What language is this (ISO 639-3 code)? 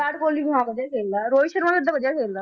pan